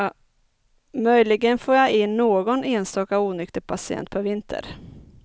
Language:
Swedish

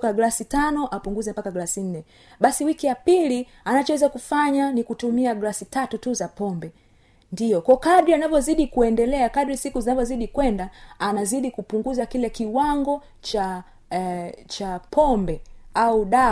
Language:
Swahili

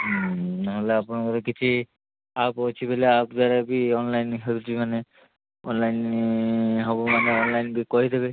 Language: Odia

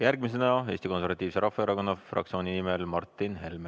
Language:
Estonian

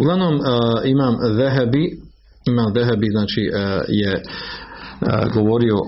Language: Croatian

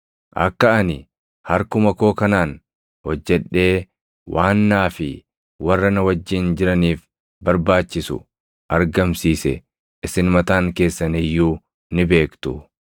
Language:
Oromo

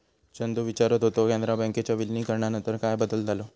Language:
Marathi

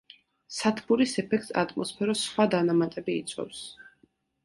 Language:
Georgian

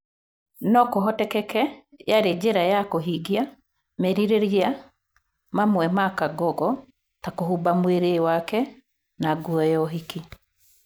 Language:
Kikuyu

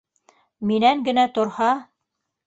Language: Bashkir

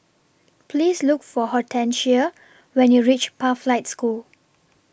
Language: English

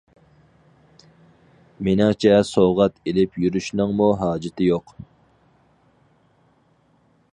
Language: Uyghur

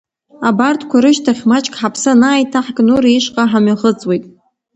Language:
Abkhazian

